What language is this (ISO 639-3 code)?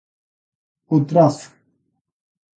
glg